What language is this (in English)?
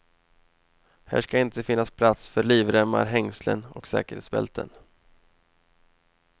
Swedish